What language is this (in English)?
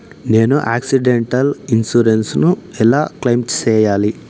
Telugu